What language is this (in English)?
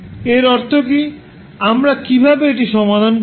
Bangla